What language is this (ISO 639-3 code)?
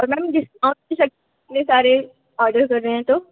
hin